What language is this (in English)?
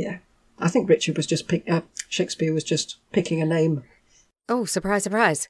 English